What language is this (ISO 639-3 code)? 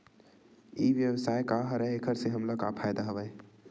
hne